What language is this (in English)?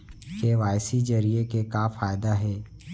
Chhattisgarhi